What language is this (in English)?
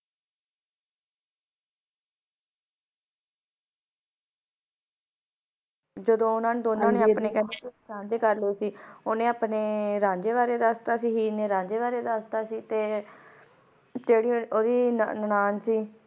Punjabi